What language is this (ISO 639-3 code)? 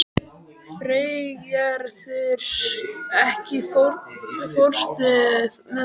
isl